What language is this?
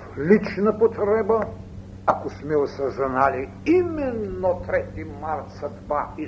Bulgarian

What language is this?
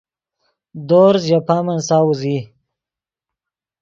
Yidgha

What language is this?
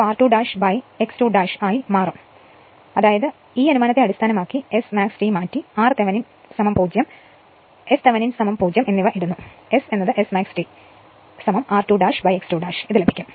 Malayalam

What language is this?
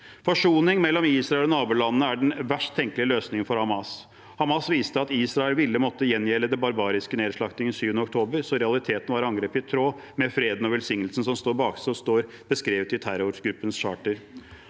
Norwegian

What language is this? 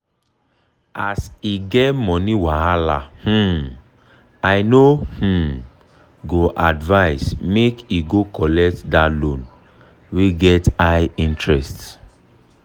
Nigerian Pidgin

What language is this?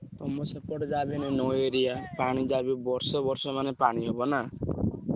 Odia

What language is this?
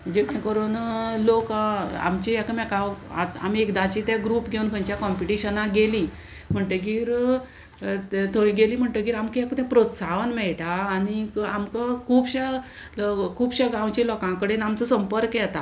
Konkani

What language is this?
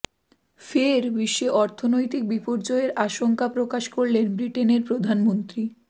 Bangla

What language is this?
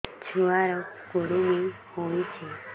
Odia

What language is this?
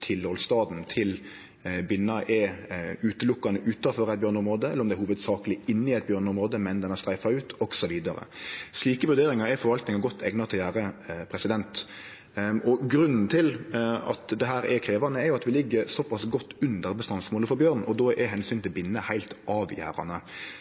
Norwegian Nynorsk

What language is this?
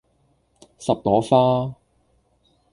Cantonese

